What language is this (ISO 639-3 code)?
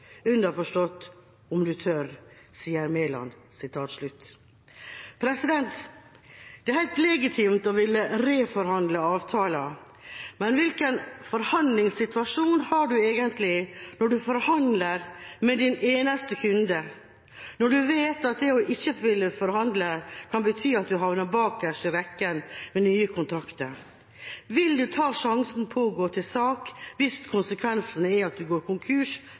nob